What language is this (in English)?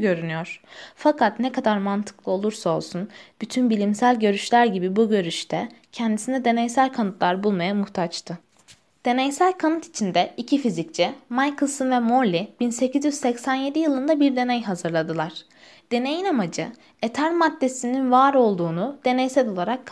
Turkish